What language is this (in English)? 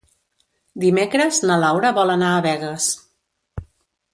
Catalan